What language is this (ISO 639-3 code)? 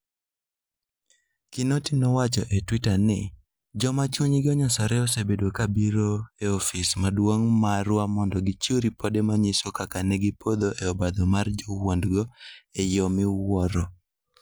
luo